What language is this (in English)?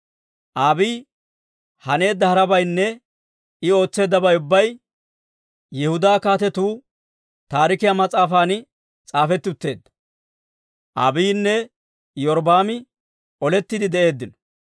Dawro